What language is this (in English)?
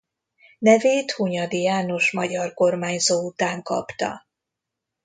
Hungarian